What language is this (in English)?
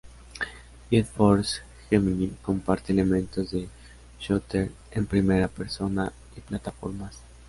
Spanish